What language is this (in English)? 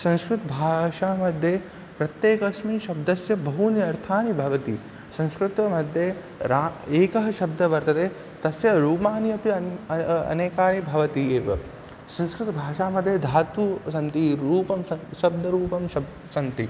Sanskrit